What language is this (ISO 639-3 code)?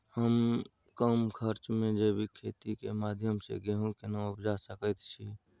mai